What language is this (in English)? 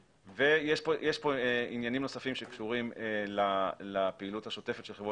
Hebrew